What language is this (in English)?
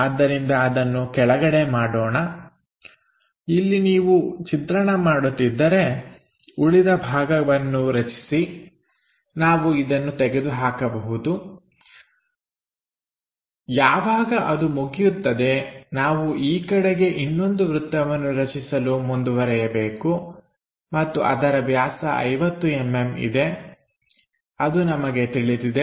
Kannada